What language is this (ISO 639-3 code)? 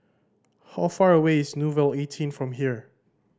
eng